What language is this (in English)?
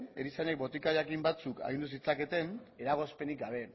Basque